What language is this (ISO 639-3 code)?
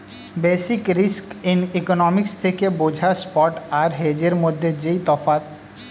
ben